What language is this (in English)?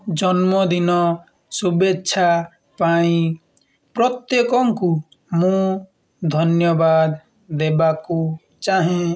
Odia